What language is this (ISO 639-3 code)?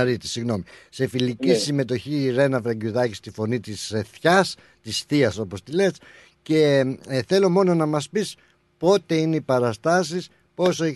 ell